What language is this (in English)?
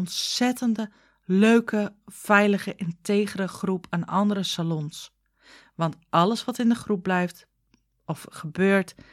Dutch